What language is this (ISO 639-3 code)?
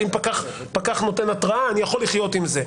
heb